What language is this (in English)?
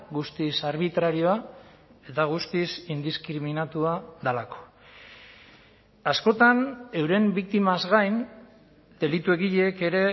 Basque